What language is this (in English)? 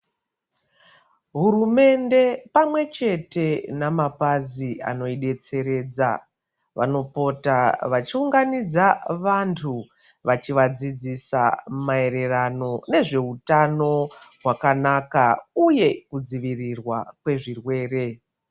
Ndau